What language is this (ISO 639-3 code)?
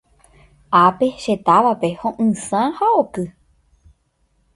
grn